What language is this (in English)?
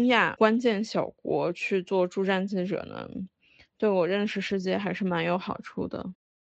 Chinese